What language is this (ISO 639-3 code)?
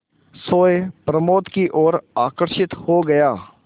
hin